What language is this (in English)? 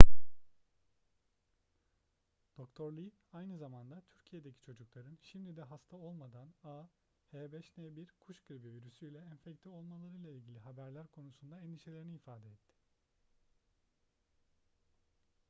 Turkish